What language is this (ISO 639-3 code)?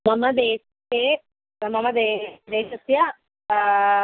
san